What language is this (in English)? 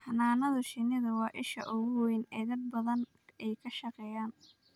Somali